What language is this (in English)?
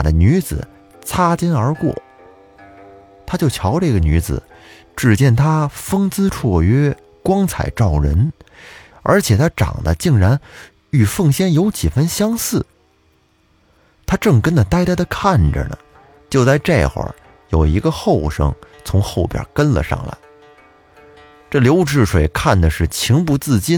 Chinese